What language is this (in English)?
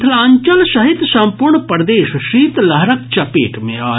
Maithili